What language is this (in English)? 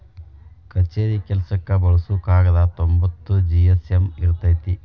Kannada